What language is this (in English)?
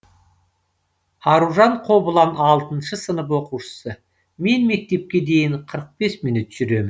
Kazakh